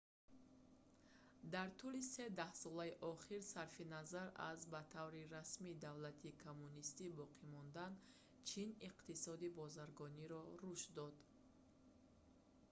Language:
Tajik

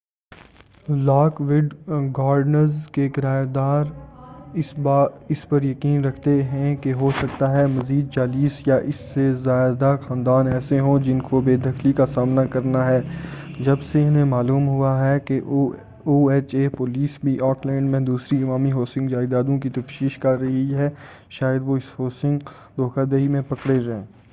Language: Urdu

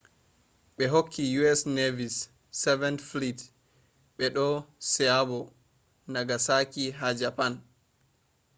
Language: Fula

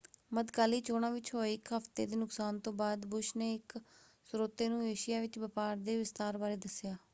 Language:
Punjabi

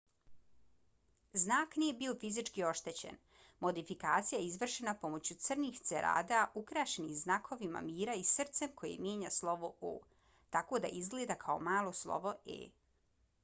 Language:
Bosnian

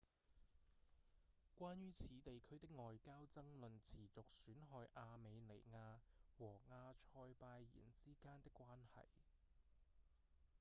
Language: Cantonese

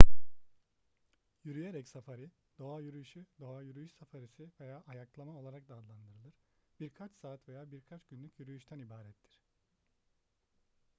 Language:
Turkish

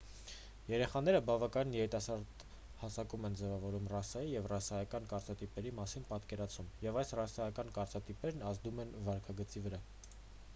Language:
Armenian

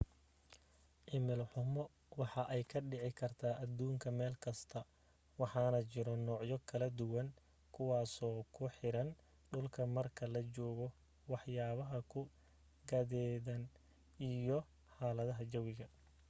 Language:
Somali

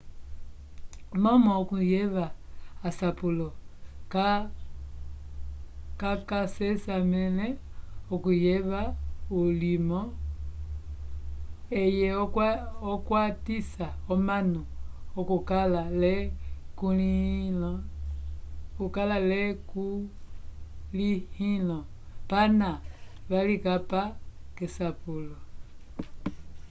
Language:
Umbundu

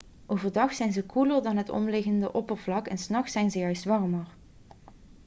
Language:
Dutch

